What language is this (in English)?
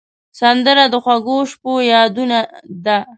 Pashto